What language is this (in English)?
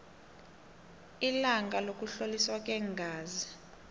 South Ndebele